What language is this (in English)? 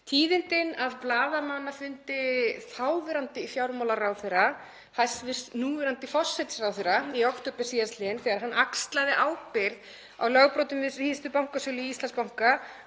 Icelandic